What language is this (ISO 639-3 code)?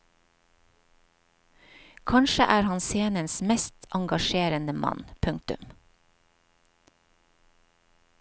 nor